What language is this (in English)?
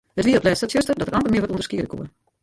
Western Frisian